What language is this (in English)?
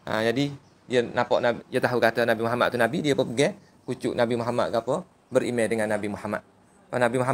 Malay